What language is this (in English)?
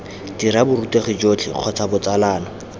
Tswana